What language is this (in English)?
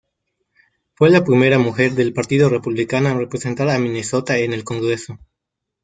Spanish